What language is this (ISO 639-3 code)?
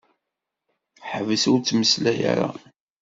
kab